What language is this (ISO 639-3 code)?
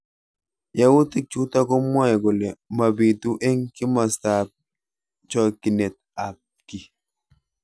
kln